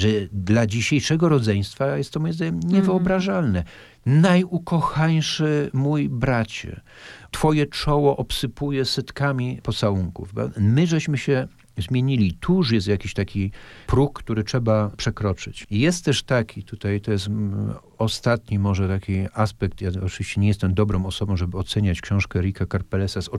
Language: Polish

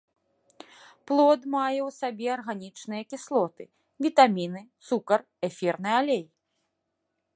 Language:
Belarusian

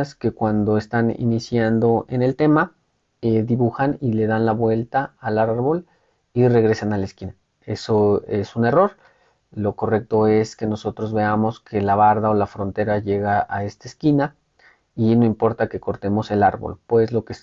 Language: Spanish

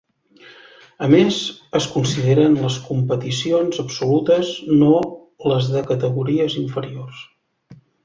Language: Catalan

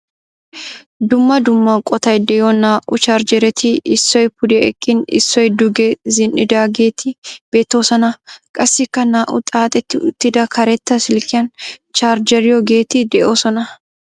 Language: Wolaytta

